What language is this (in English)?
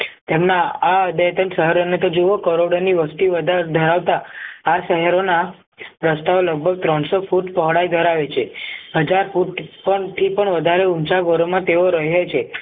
Gujarati